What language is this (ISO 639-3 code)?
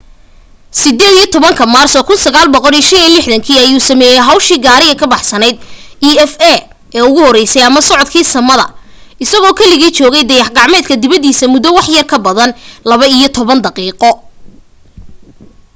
som